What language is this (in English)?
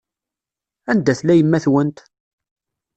Kabyle